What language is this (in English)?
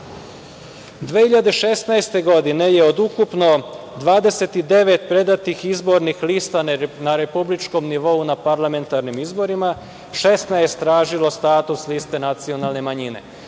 Serbian